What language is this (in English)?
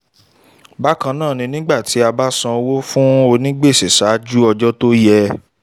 Yoruba